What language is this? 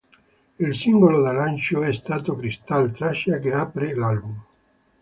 Italian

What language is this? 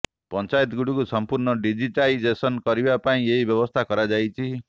Odia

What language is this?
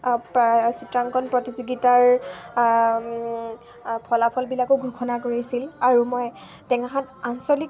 Assamese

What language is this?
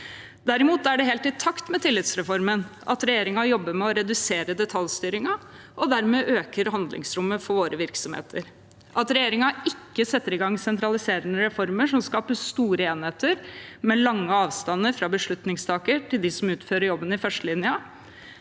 Norwegian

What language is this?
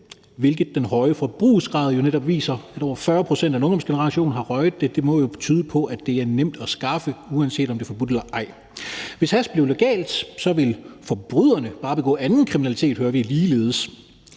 Danish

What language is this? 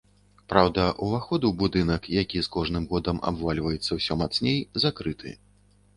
Belarusian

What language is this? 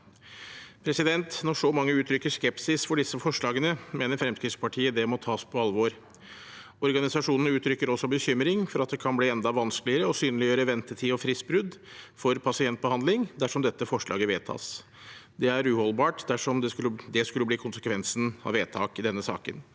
Norwegian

